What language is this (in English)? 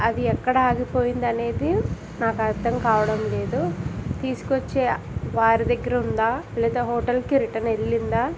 Telugu